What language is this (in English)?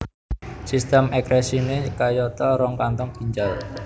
Javanese